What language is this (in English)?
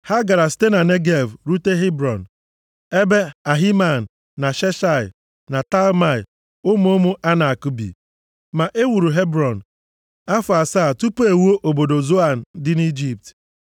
Igbo